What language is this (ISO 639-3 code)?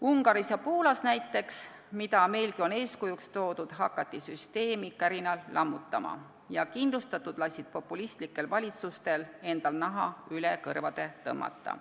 est